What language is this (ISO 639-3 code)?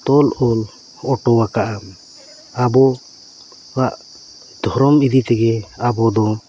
sat